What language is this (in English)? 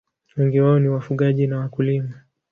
Swahili